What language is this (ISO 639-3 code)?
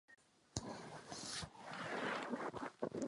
ces